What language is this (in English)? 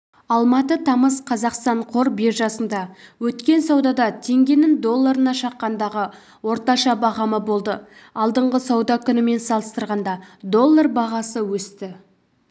Kazakh